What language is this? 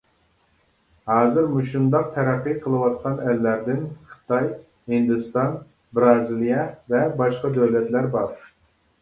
Uyghur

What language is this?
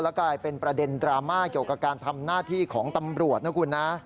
Thai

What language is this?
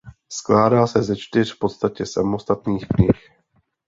Czech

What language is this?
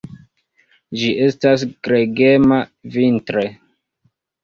Esperanto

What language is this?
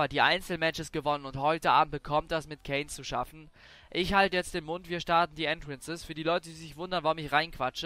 German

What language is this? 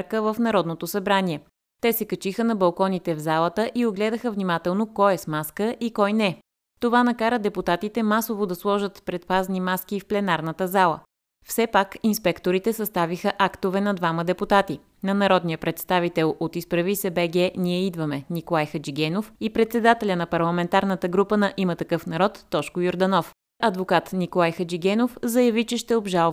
Bulgarian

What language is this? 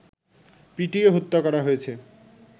Bangla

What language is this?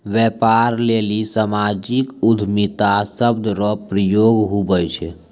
Maithili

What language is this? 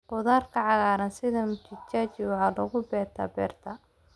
Somali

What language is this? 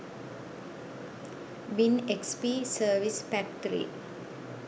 Sinhala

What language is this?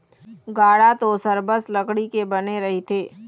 Chhattisgarhi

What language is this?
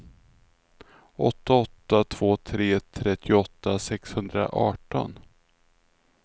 Swedish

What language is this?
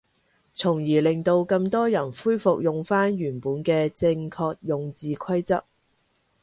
Cantonese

